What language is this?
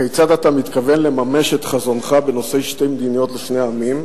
Hebrew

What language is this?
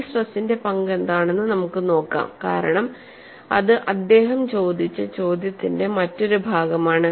Malayalam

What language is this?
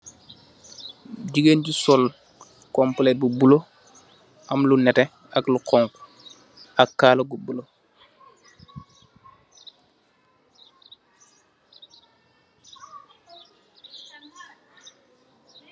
Wolof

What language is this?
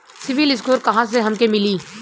Bhojpuri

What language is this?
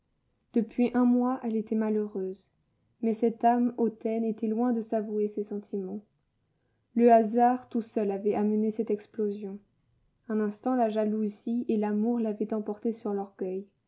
French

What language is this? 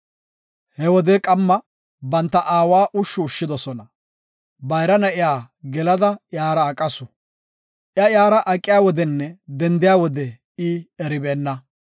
Gofa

